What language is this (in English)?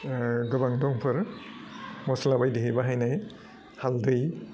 Bodo